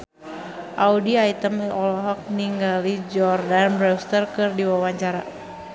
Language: Sundanese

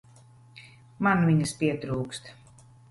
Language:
Latvian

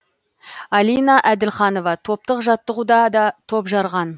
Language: Kazakh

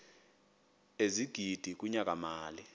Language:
Xhosa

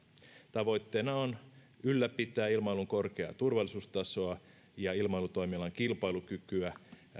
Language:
Finnish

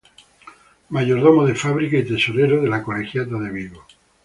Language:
Spanish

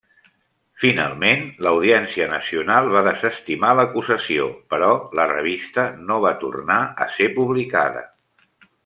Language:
Catalan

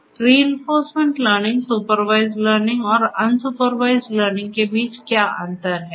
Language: Hindi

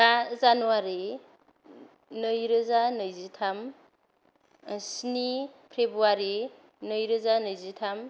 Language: Bodo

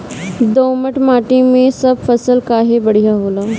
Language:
Bhojpuri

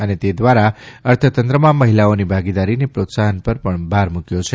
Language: Gujarati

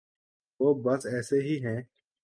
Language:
Urdu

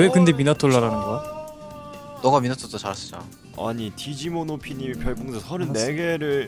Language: Korean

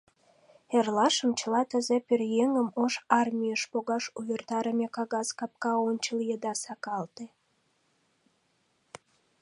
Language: Mari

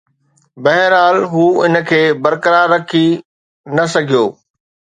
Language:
Sindhi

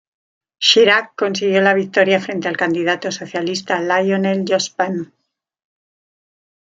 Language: Spanish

